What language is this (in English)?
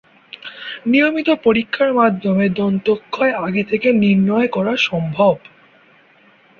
Bangla